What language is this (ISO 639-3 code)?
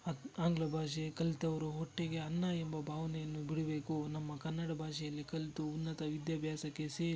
kan